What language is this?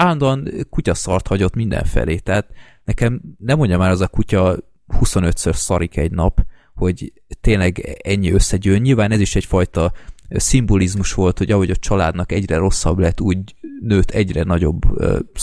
Hungarian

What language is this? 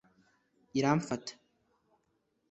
Kinyarwanda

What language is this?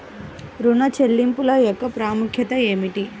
Telugu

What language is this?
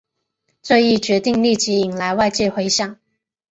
Chinese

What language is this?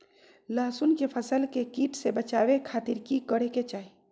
Magahi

